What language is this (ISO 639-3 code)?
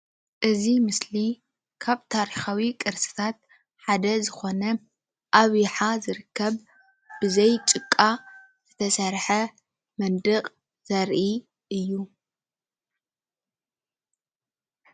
tir